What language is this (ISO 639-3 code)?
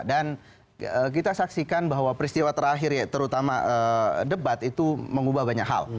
ind